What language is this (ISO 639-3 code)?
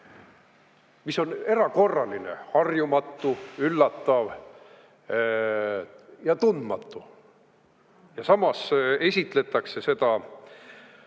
est